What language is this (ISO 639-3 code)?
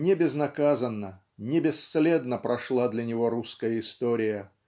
rus